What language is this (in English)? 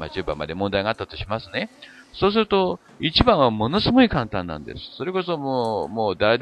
Japanese